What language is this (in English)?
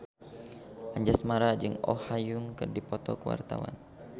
Sundanese